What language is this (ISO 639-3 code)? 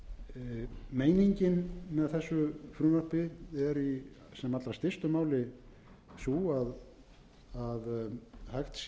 isl